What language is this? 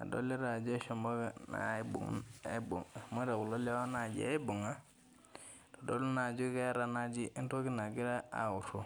Masai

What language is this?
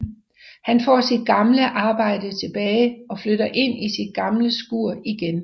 Danish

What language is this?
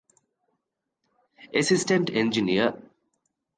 Divehi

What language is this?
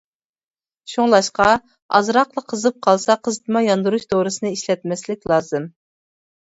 Uyghur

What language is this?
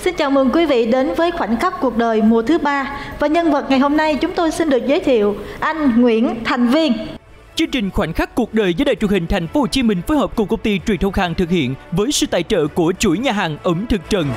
Vietnamese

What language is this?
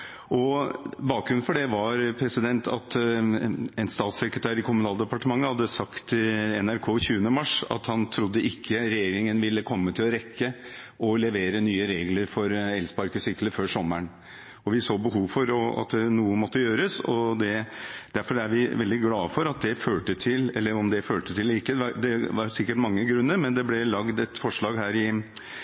Norwegian Bokmål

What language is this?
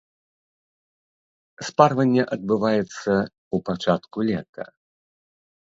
Belarusian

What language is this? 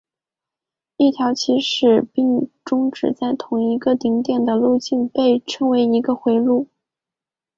Chinese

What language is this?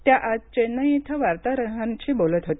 Marathi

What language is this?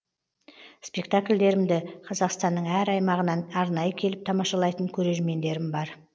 Kazakh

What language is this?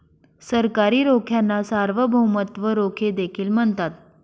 Marathi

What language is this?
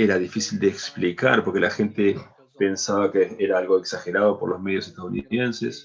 Spanish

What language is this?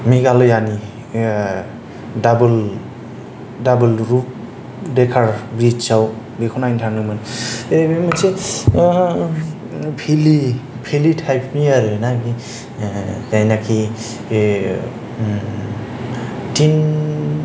Bodo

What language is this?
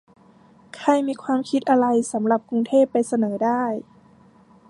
Thai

